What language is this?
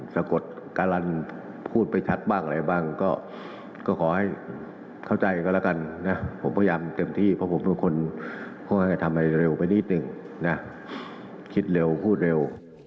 Thai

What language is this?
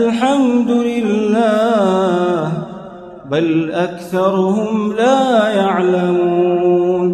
Arabic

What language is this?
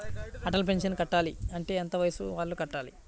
Telugu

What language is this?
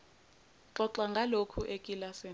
Zulu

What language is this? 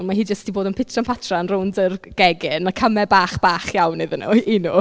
Welsh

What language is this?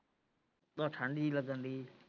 Punjabi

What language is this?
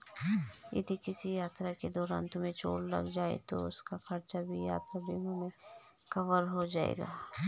Hindi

